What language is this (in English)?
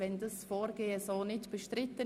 Swiss German